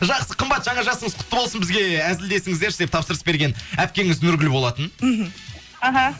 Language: Kazakh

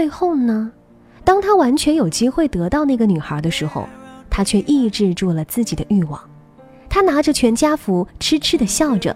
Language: Chinese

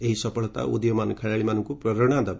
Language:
Odia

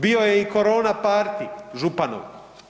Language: Croatian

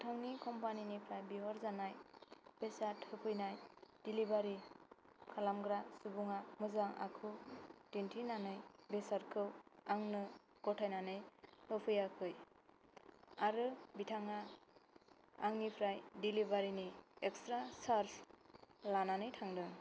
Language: Bodo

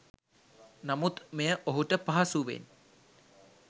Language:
Sinhala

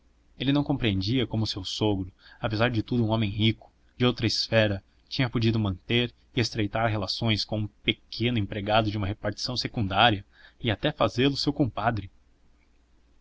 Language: Portuguese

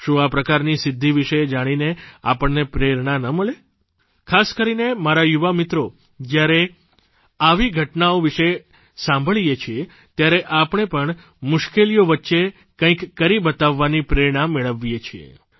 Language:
Gujarati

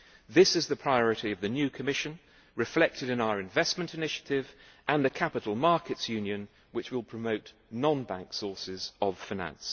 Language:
English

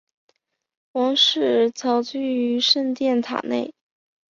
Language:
Chinese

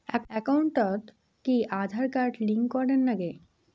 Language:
Bangla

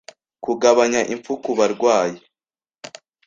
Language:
Kinyarwanda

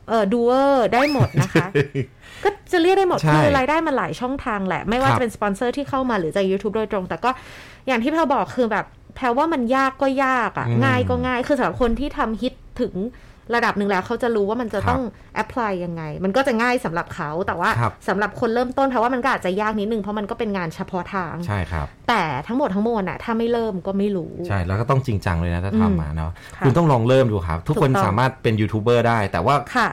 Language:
Thai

